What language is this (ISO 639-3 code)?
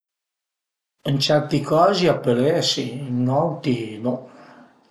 pms